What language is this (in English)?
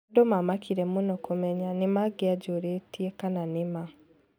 Kikuyu